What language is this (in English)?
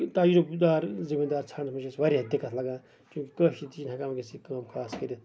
Kashmiri